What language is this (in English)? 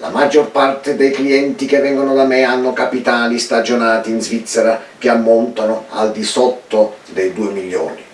Italian